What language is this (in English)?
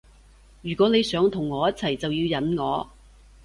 Cantonese